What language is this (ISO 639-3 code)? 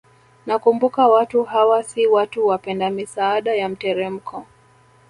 swa